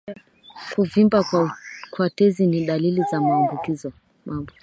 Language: Swahili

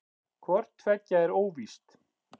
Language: Icelandic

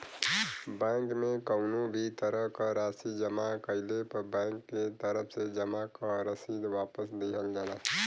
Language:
Bhojpuri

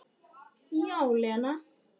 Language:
Icelandic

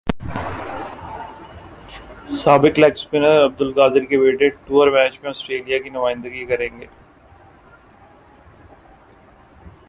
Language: Urdu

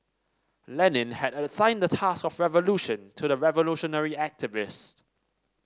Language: English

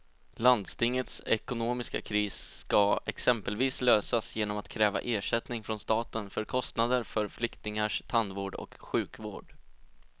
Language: Swedish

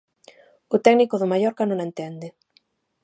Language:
Galician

